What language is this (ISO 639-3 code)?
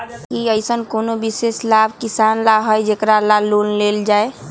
mag